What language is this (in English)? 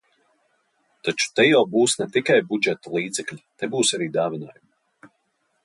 Latvian